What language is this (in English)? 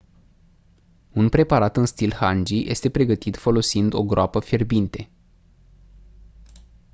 Romanian